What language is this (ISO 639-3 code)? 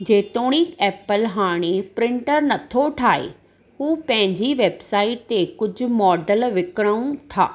snd